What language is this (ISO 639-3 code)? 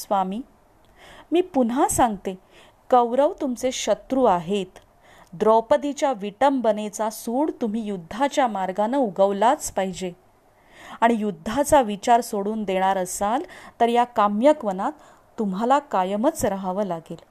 mar